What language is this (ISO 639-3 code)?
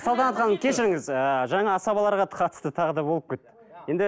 kaz